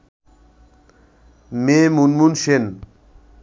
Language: Bangla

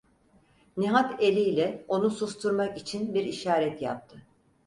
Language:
Turkish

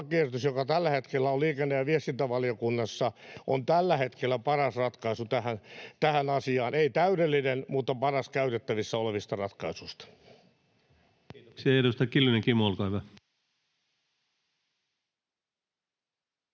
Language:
Finnish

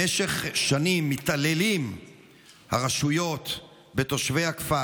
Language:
Hebrew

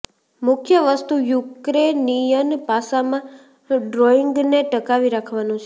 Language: Gujarati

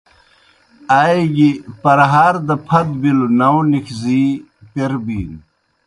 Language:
Kohistani Shina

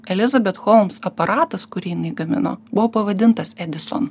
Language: Lithuanian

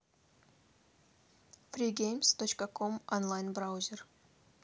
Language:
Russian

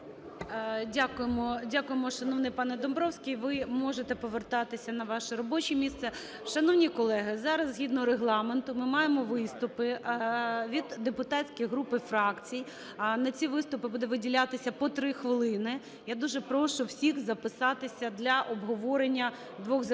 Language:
Ukrainian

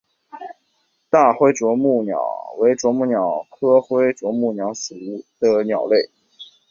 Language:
Chinese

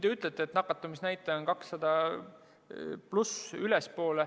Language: Estonian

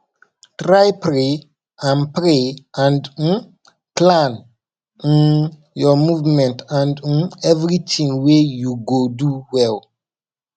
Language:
Nigerian Pidgin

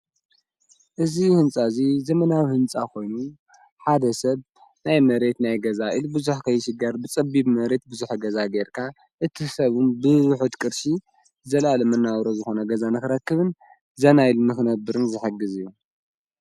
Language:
Tigrinya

